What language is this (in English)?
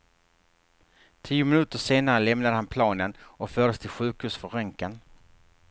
Swedish